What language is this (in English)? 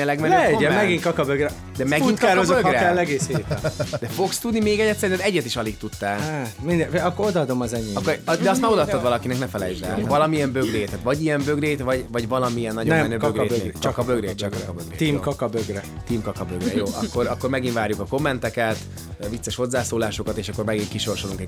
Hungarian